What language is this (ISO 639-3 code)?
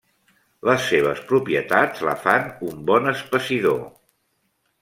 cat